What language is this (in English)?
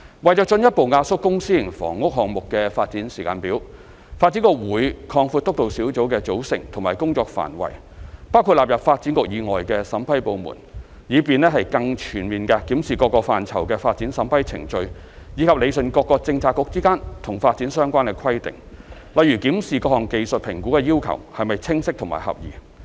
Cantonese